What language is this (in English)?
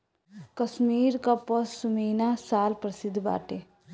Bhojpuri